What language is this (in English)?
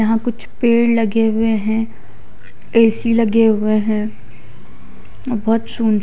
Hindi